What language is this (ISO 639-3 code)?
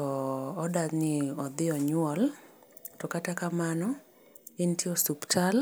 luo